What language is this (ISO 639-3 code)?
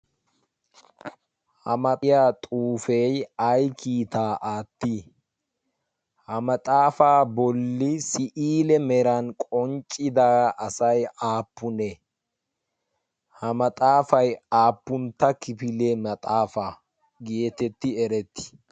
wal